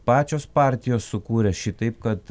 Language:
Lithuanian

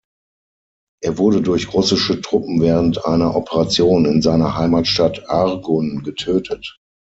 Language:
German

